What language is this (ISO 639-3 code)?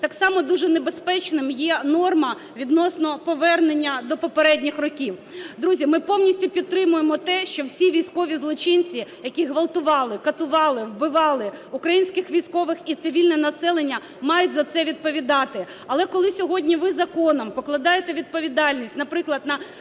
ukr